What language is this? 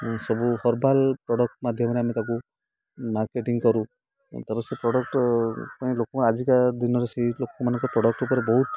Odia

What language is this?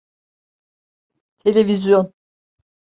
Turkish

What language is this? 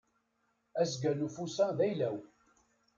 Kabyle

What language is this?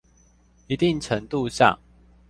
Chinese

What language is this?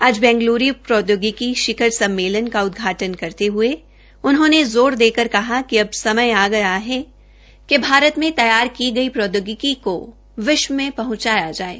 Hindi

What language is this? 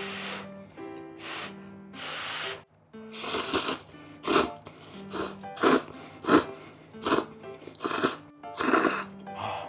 Japanese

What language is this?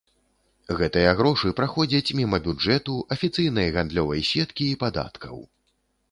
Belarusian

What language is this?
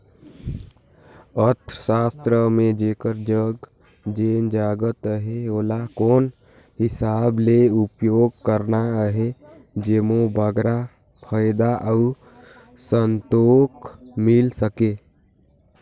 Chhattisgarhi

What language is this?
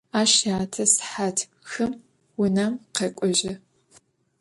Adyghe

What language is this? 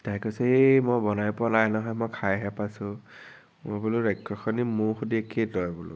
Assamese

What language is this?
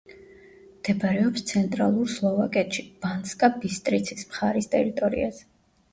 Georgian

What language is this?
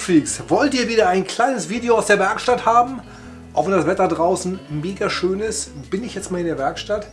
German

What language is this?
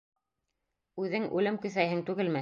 Bashkir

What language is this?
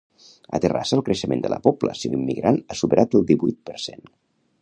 Catalan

